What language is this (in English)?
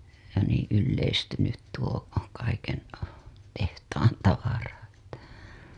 Finnish